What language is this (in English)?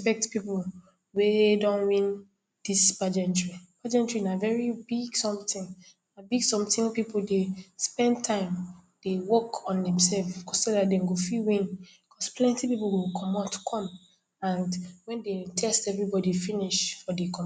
Nigerian Pidgin